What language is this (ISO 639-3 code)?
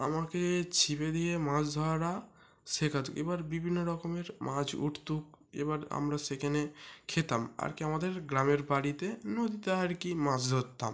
ben